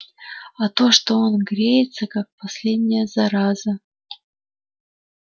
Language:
Russian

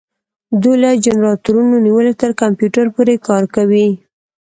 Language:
Pashto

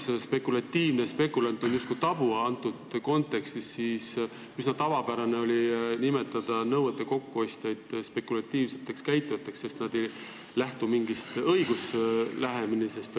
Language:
Estonian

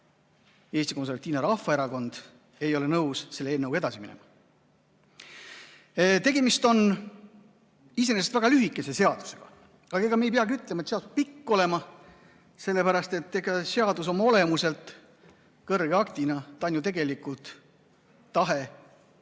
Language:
Estonian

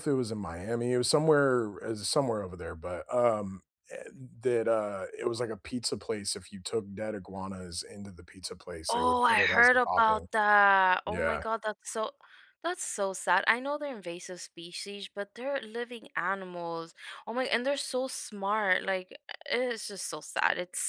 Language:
English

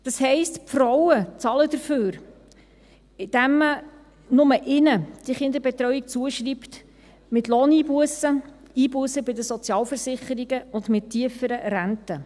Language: Swiss German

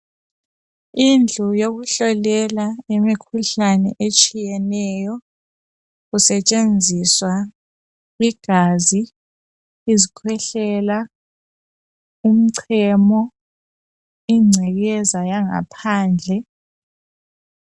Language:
North Ndebele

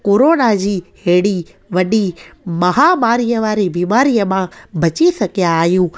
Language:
Sindhi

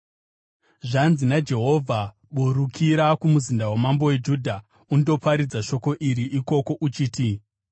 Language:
Shona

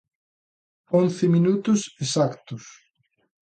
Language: Galician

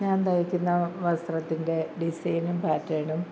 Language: Malayalam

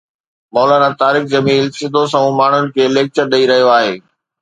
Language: Sindhi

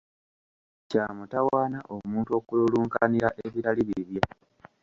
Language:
Ganda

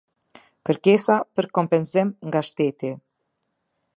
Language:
Albanian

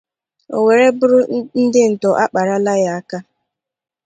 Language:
Igbo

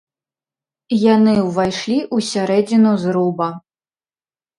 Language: Belarusian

